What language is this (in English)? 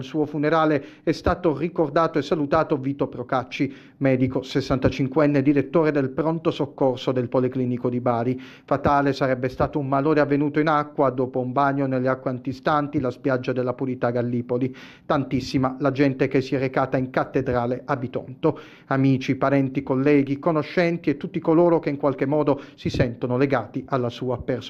Italian